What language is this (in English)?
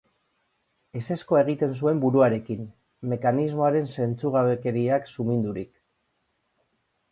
Basque